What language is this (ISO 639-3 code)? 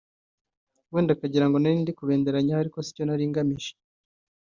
kin